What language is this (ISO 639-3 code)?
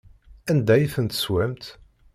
kab